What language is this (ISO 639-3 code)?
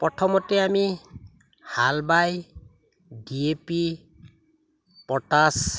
asm